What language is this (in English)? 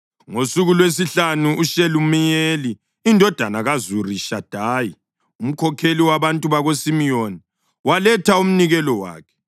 North Ndebele